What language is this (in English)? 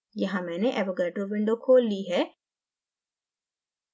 Hindi